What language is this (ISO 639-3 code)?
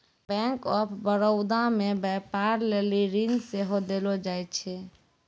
mai